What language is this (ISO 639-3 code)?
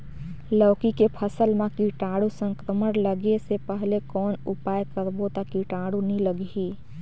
hne